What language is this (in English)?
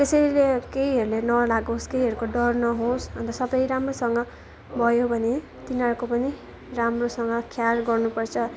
Nepali